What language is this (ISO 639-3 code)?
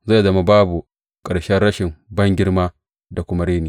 hau